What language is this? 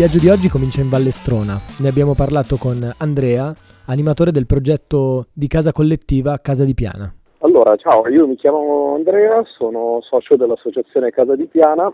Italian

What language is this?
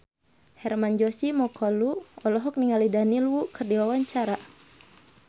Sundanese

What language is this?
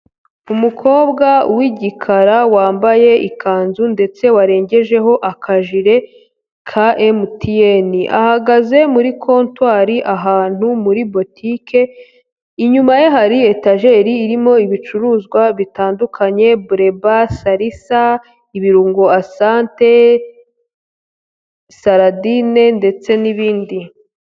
Kinyarwanda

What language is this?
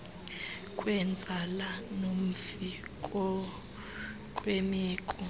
Xhosa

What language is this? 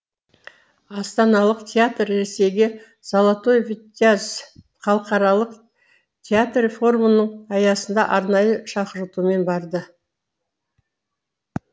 Kazakh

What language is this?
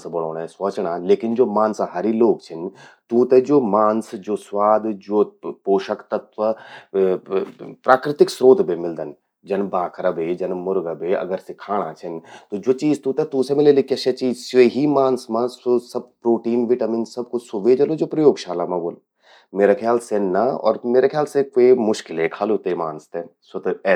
Garhwali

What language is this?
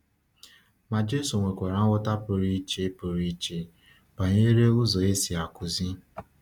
Igbo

